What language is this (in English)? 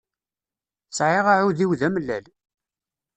Kabyle